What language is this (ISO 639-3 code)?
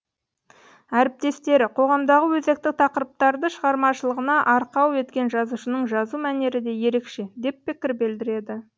kaz